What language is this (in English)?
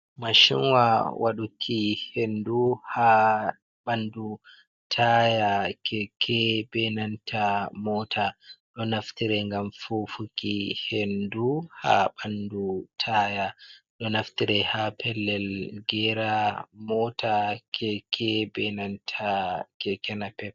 Fula